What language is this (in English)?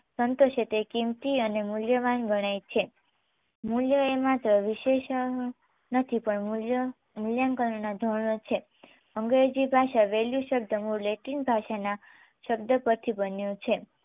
Gujarati